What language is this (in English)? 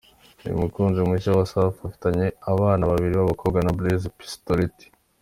Kinyarwanda